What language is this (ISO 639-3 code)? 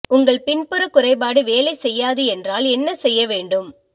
tam